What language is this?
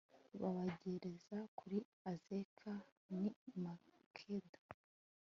Kinyarwanda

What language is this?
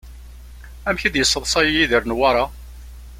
Kabyle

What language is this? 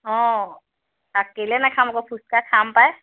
Assamese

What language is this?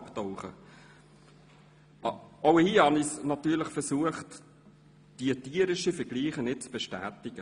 Swiss German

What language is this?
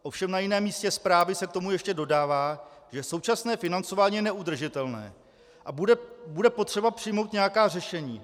Czech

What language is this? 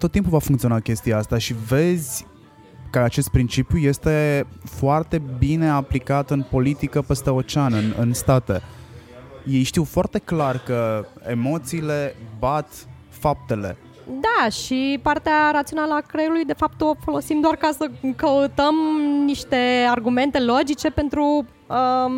Romanian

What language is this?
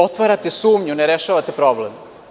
Serbian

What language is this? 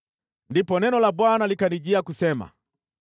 Swahili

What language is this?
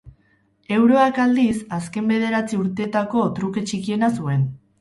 Basque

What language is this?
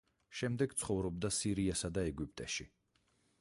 Georgian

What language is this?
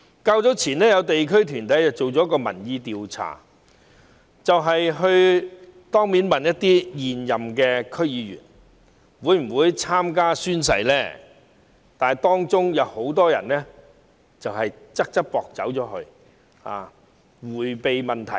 Cantonese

